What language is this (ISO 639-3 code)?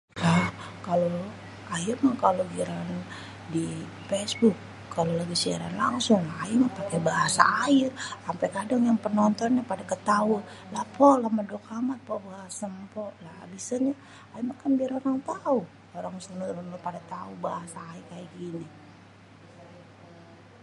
bew